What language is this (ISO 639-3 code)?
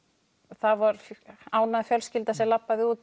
isl